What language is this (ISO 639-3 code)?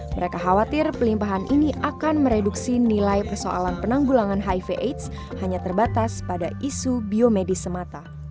ind